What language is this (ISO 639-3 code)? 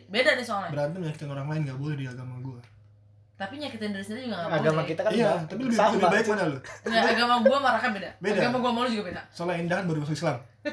ind